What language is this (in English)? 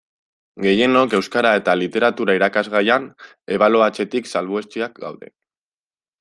Basque